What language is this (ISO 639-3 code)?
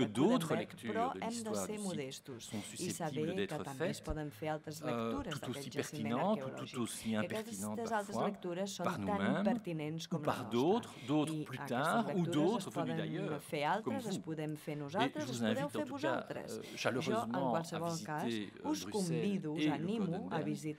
fra